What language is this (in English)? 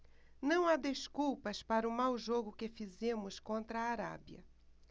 Portuguese